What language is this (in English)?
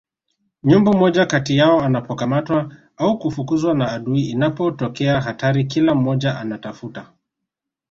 Swahili